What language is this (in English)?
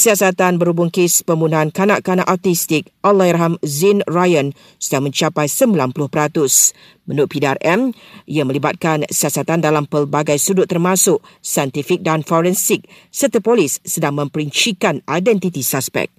Malay